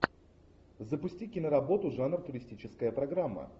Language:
Russian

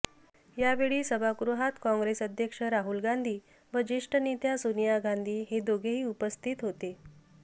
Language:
Marathi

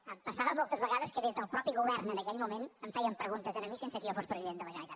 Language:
Catalan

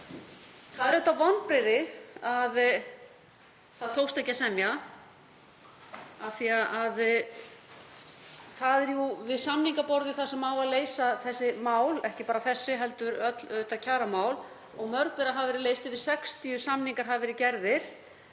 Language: Icelandic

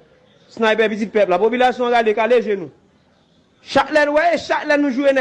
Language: French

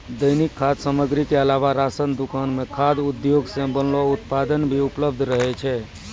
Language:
Maithili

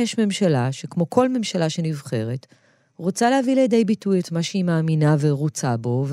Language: Hebrew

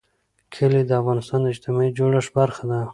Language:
Pashto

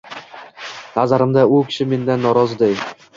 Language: Uzbek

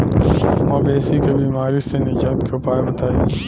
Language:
Bhojpuri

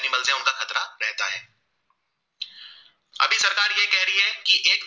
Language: Gujarati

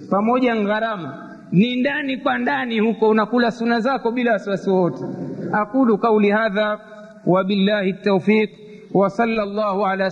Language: Swahili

